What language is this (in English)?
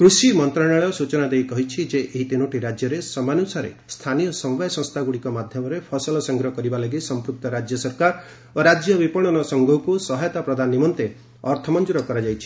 Odia